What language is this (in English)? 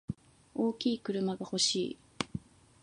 Japanese